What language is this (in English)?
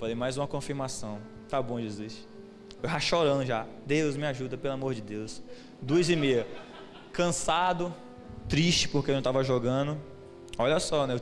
Portuguese